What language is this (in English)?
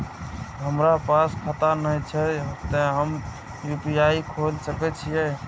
Maithili